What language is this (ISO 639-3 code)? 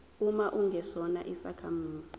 zul